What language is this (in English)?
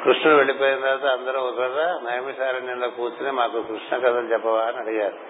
Telugu